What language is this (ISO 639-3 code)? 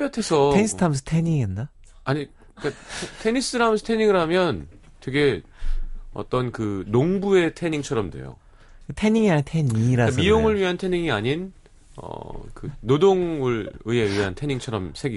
kor